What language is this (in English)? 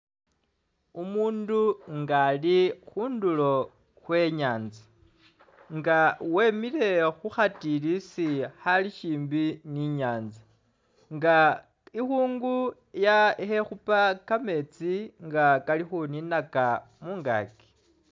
Masaaba